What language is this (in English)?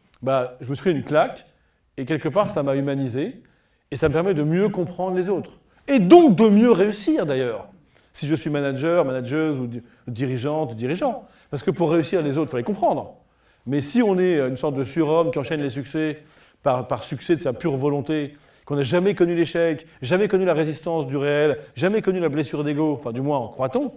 French